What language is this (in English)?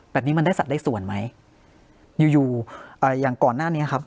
Thai